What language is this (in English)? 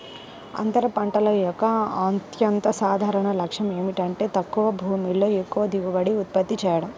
Telugu